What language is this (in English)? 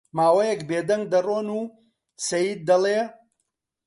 Central Kurdish